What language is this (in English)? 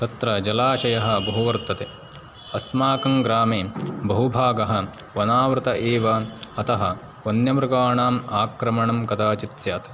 Sanskrit